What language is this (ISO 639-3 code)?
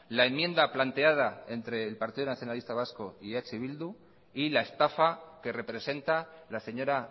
spa